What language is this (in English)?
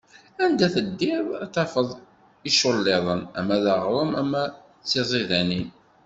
Kabyle